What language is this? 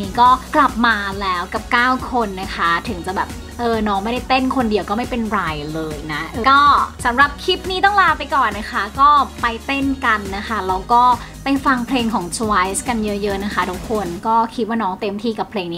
Thai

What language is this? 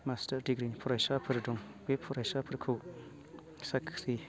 Bodo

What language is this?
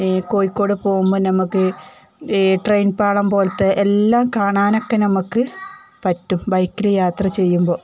Malayalam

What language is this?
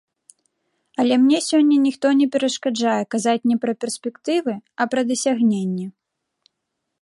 Belarusian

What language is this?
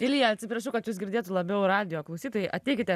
Lithuanian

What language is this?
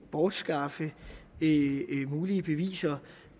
Danish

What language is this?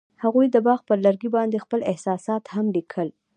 Pashto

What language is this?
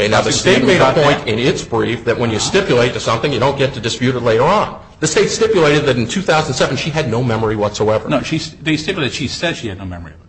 English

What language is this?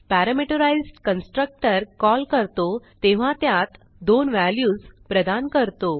Marathi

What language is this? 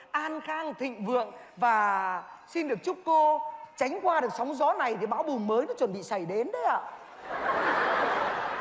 Vietnamese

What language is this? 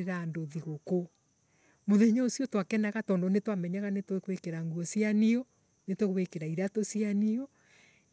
Embu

